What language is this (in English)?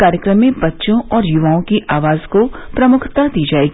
Hindi